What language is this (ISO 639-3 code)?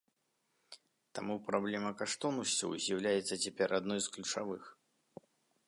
bel